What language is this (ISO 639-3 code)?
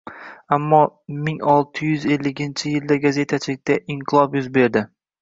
uzb